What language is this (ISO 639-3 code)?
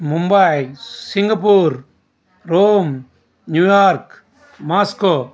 tel